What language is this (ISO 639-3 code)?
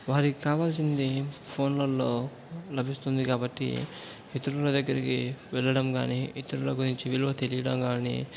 tel